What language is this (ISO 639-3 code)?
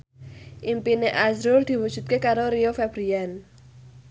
jav